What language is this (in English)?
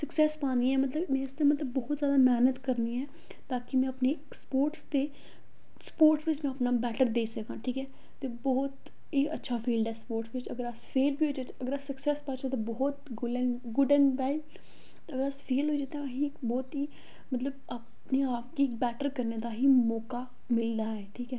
Dogri